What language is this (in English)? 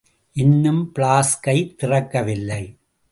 Tamil